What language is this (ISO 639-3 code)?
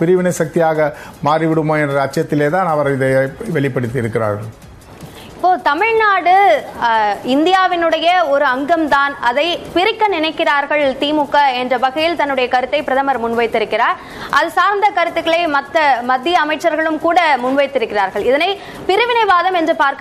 ron